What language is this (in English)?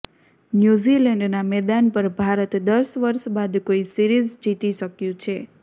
Gujarati